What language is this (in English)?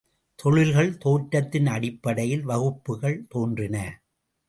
Tamil